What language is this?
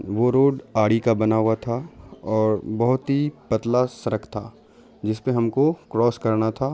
Urdu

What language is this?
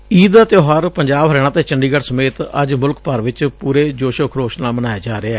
Punjabi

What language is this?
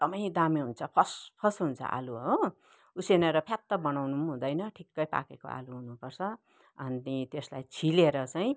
Nepali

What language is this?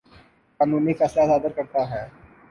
Urdu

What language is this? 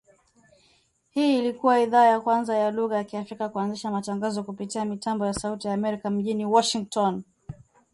Swahili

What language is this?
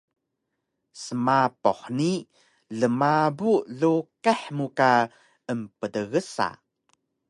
Taroko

